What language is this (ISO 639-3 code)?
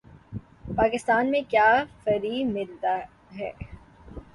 urd